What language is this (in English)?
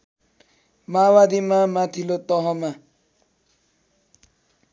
Nepali